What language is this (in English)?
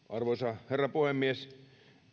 Finnish